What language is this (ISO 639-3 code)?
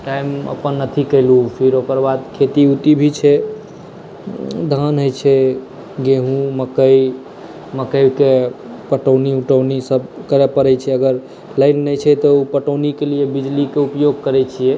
mai